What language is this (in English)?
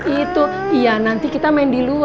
Indonesian